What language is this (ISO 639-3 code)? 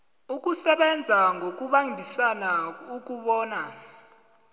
nbl